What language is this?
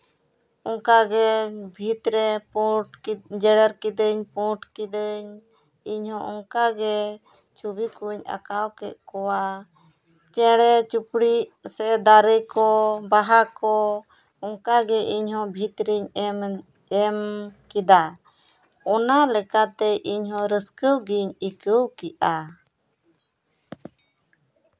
Santali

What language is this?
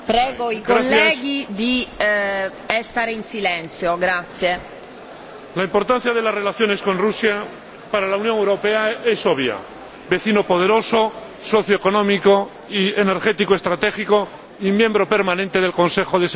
Spanish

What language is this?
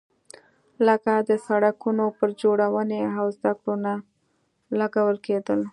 Pashto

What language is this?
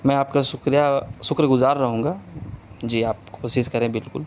Urdu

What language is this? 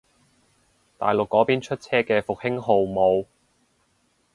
Cantonese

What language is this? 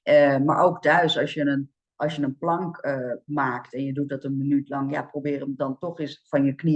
Dutch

